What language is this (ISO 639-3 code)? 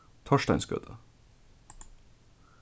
fao